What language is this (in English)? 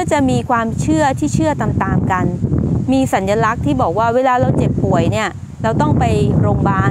Thai